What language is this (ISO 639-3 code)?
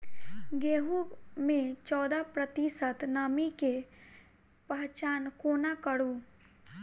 mai